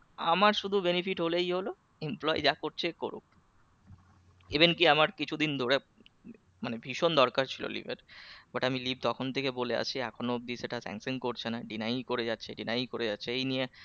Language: Bangla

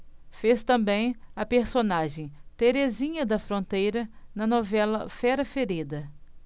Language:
Portuguese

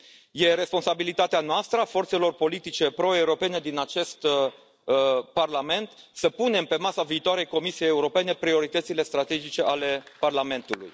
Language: Romanian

